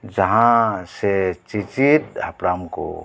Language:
Santali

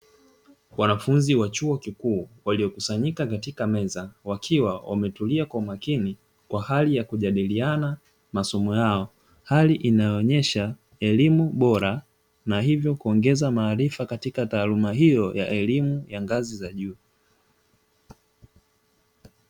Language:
Swahili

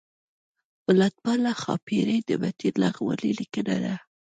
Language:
Pashto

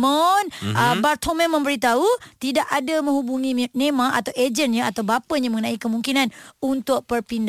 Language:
Malay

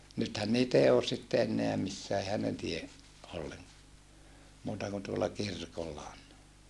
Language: Finnish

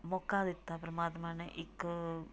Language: Punjabi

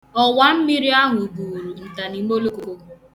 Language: Igbo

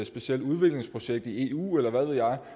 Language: Danish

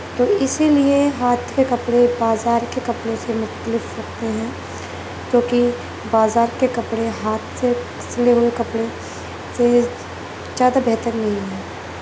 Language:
Urdu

